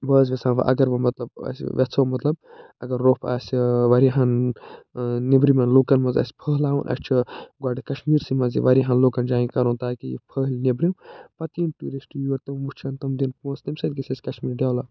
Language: Kashmiri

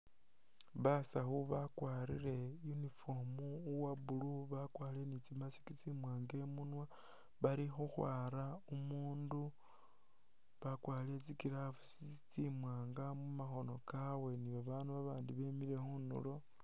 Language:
Masaaba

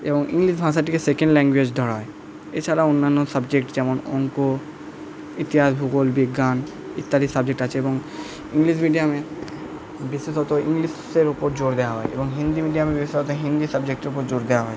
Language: Bangla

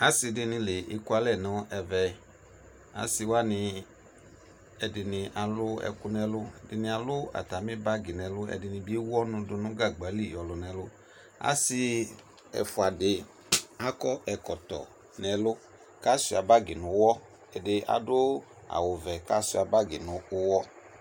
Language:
Ikposo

